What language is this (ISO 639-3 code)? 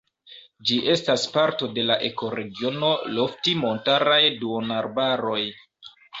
epo